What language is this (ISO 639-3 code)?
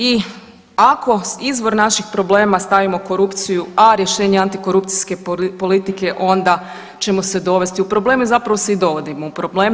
hrv